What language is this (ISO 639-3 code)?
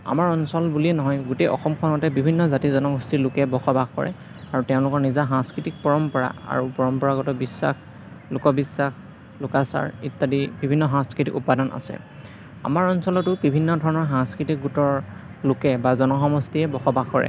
asm